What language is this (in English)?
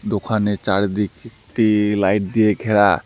Bangla